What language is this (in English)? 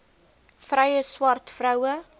Afrikaans